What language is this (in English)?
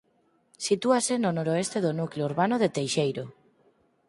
Galician